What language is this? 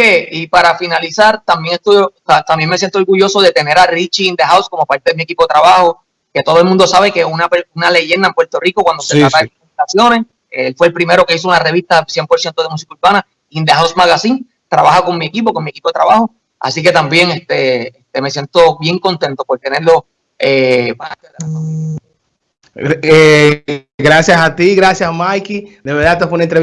Spanish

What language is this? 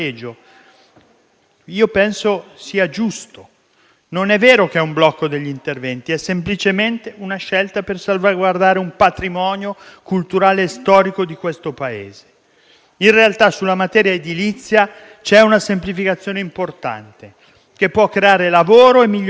Italian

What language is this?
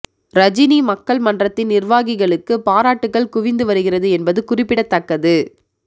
Tamil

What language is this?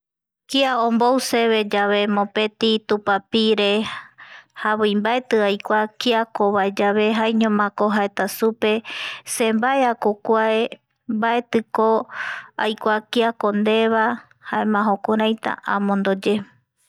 Eastern Bolivian Guaraní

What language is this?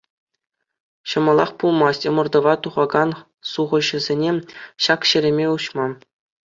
Chuvash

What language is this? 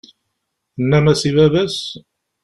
Kabyle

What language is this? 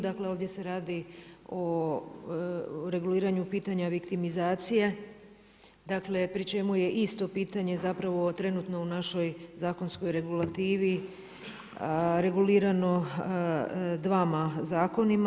Croatian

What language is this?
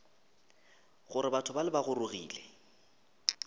Northern Sotho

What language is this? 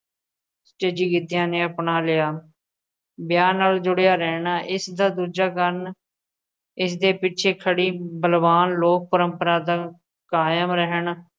Punjabi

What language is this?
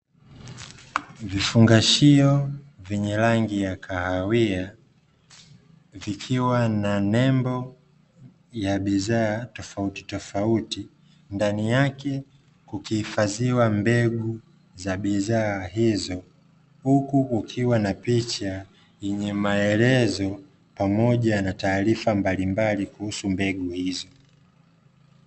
Swahili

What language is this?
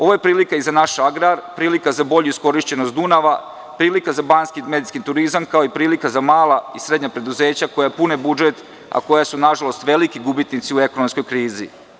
Serbian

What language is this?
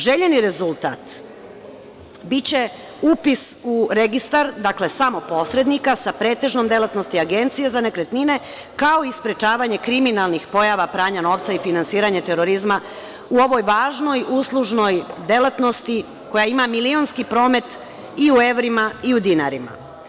Serbian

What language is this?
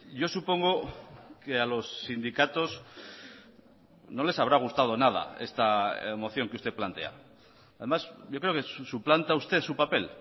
Spanish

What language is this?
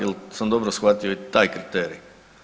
Croatian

